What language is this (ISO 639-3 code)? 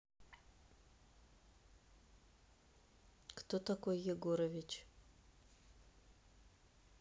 rus